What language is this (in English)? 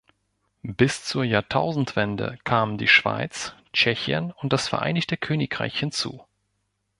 German